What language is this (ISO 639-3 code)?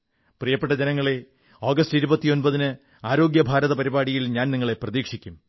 mal